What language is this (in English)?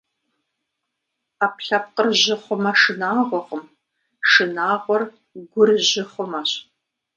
Kabardian